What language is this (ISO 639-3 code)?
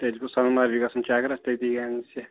kas